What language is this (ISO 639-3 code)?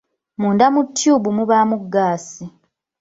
lug